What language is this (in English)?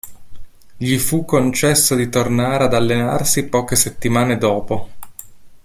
Italian